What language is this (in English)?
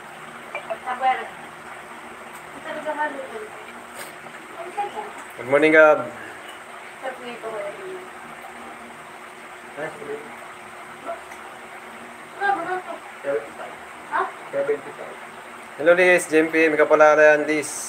Filipino